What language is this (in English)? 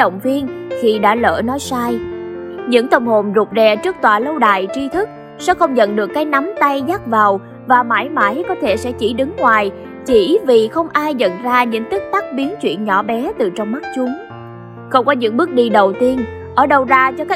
Vietnamese